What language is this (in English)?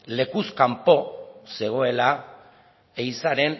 Basque